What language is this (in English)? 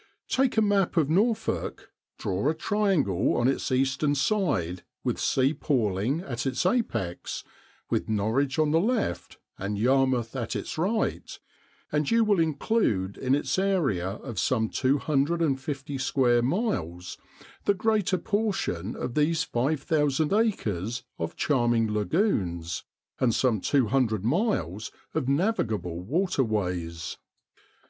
English